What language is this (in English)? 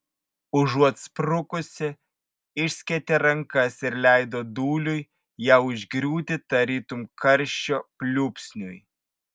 Lithuanian